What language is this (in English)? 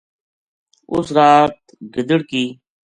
Gujari